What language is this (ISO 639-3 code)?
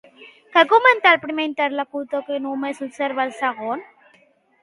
cat